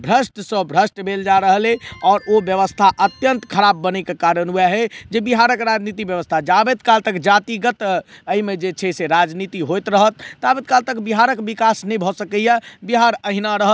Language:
Maithili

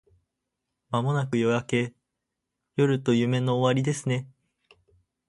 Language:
Japanese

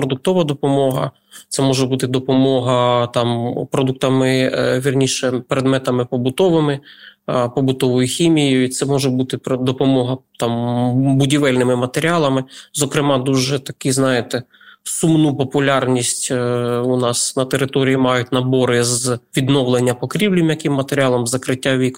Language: Ukrainian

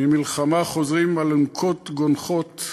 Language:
Hebrew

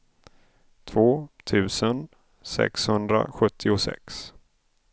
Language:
Swedish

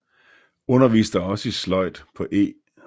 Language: Danish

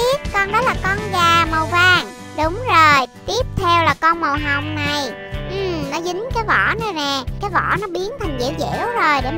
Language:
Vietnamese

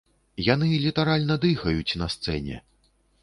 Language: Belarusian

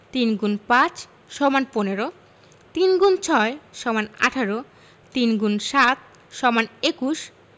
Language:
Bangla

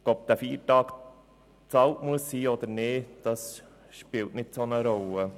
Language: Swiss German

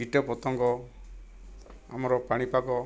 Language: Odia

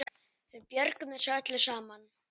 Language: Icelandic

